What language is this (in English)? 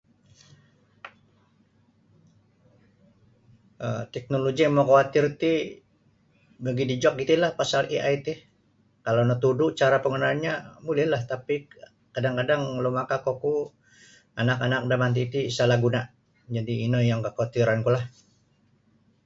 Sabah Bisaya